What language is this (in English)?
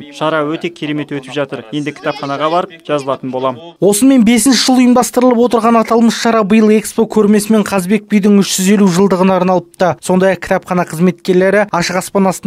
Russian